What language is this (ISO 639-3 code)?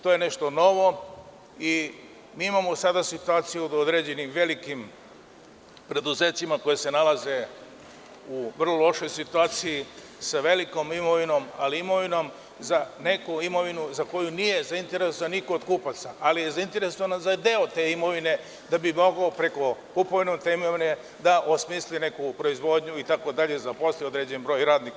srp